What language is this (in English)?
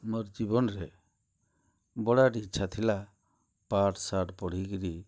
Odia